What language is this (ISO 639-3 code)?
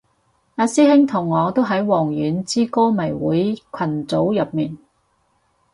yue